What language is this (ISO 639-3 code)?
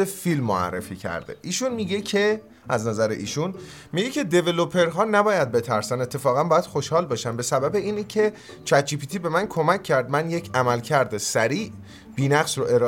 fas